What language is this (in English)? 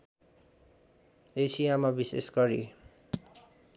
Nepali